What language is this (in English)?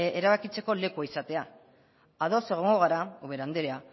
Basque